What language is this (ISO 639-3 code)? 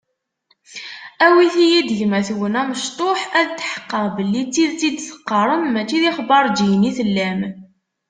kab